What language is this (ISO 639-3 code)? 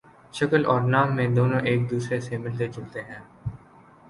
urd